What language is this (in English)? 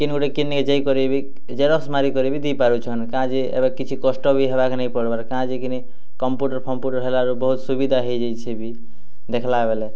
Odia